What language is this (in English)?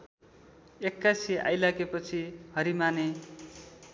Nepali